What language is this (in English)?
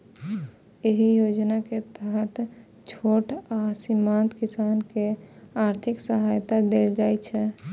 Maithili